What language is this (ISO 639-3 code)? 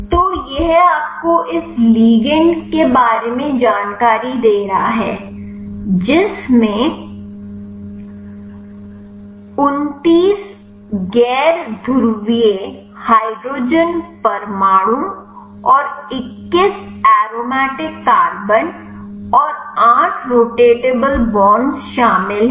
hin